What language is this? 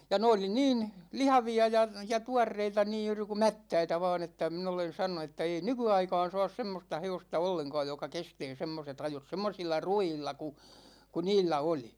Finnish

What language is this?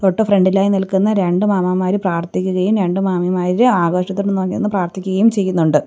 Malayalam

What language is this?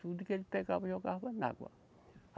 Portuguese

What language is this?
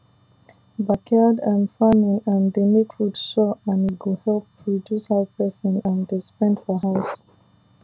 Nigerian Pidgin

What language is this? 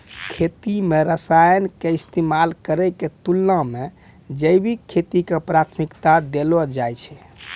Maithili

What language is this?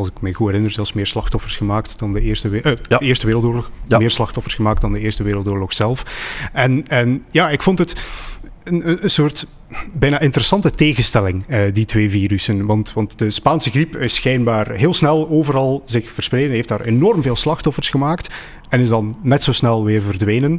Dutch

